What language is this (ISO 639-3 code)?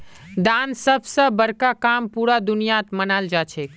mag